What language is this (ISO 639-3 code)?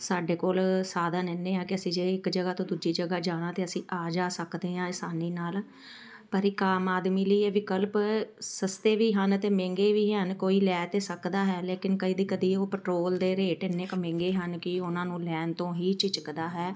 pan